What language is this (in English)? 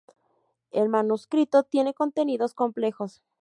Spanish